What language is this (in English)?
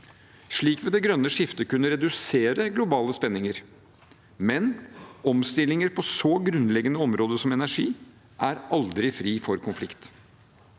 Norwegian